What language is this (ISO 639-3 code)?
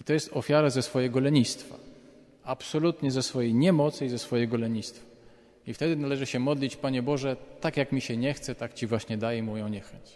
pol